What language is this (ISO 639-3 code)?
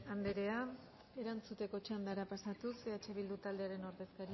eus